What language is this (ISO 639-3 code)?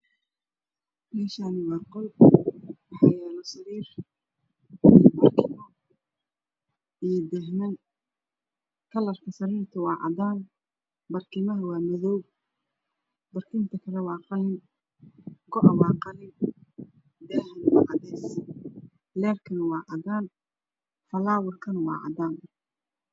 som